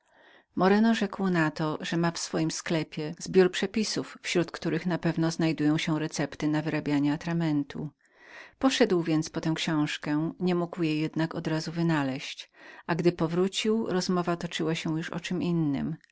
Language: Polish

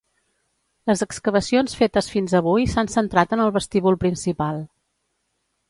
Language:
Catalan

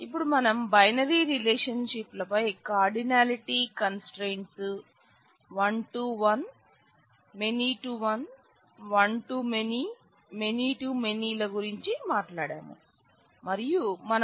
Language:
Telugu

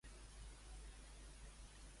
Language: Catalan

